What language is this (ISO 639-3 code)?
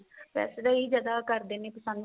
pan